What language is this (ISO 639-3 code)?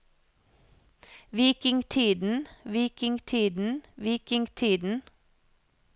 nor